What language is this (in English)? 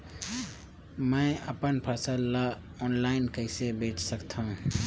Chhattisgarhi